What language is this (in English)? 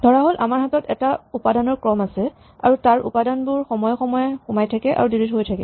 Assamese